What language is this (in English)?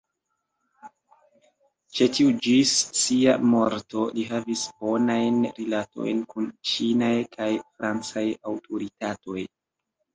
Esperanto